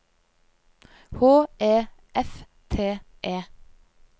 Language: Norwegian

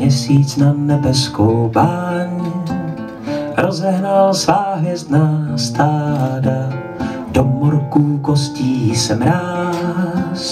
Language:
Czech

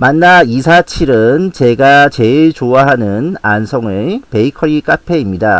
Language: Korean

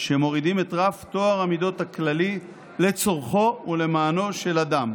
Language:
Hebrew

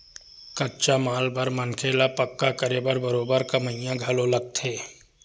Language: Chhattisgarhi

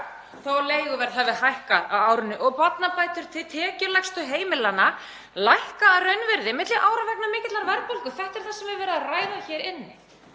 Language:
Icelandic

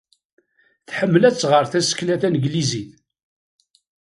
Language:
Kabyle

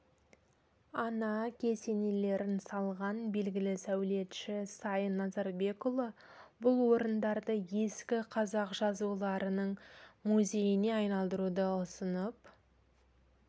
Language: Kazakh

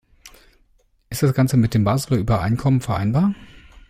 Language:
German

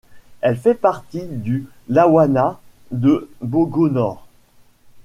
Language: French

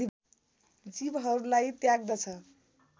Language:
Nepali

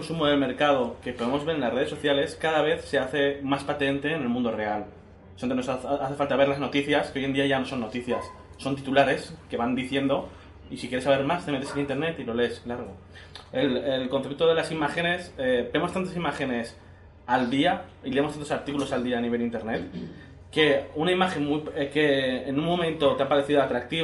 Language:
Spanish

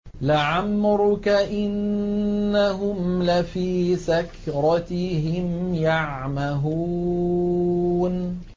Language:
Arabic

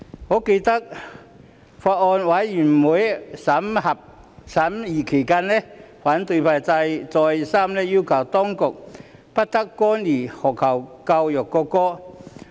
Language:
Cantonese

